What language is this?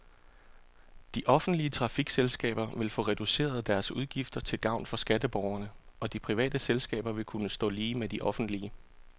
Danish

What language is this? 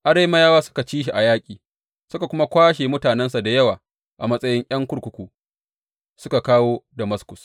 Hausa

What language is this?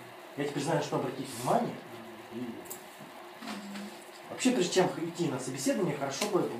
Russian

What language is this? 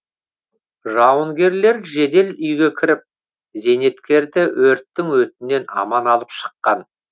Kazakh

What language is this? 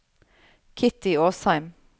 Norwegian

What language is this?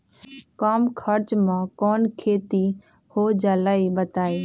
Magahi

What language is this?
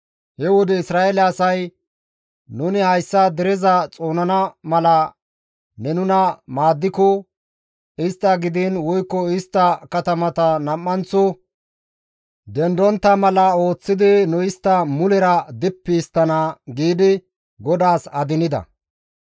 Gamo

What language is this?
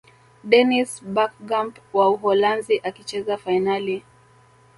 Swahili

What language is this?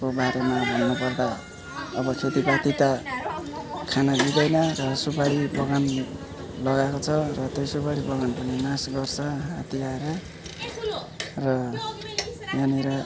Nepali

